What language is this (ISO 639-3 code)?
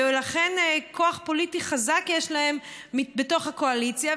heb